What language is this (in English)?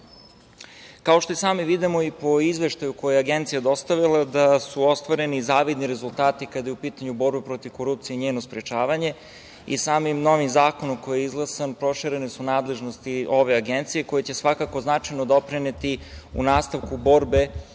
Serbian